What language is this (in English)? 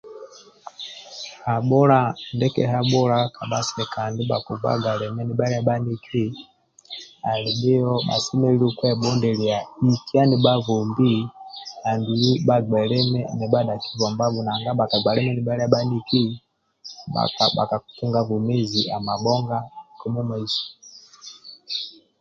Amba (Uganda)